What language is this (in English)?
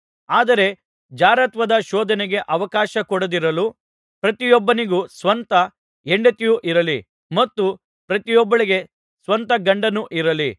Kannada